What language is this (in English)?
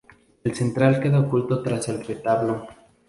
Spanish